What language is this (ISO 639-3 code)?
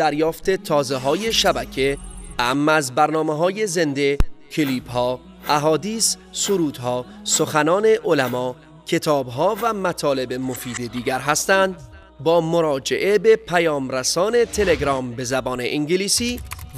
fas